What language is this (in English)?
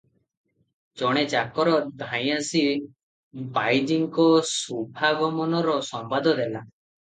Odia